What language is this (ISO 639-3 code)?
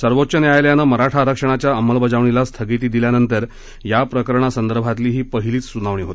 mar